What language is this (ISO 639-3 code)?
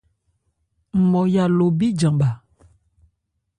ebr